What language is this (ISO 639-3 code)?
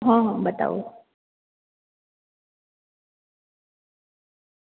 guj